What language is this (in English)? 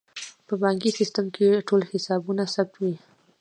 Pashto